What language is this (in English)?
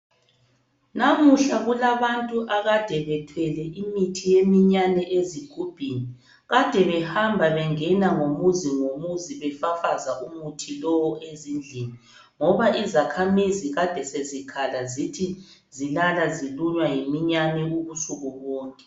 North Ndebele